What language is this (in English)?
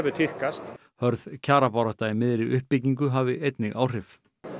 Icelandic